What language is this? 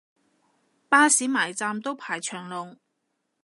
Cantonese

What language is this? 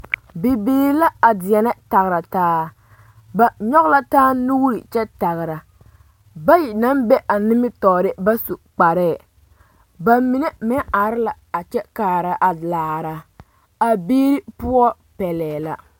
Southern Dagaare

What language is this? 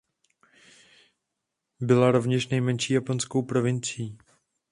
Czech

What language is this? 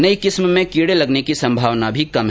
Hindi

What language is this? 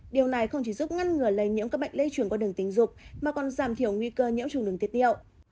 Vietnamese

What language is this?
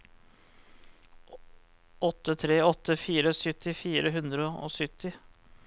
Norwegian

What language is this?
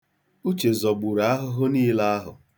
Igbo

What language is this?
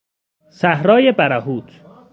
Persian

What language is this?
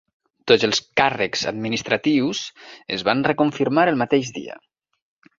Catalan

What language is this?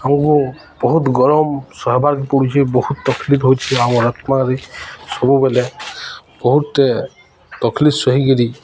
Odia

